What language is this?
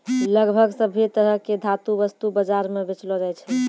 Maithili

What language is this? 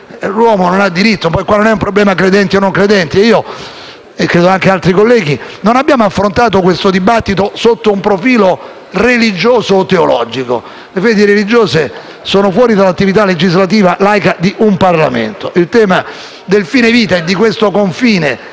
Italian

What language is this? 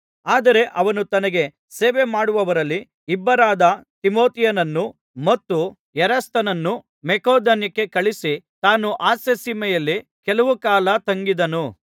Kannada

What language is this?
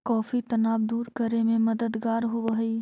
Magahi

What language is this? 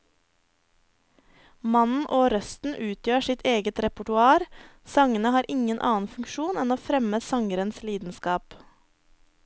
Norwegian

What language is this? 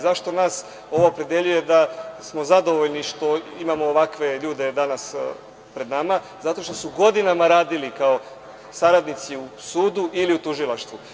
Serbian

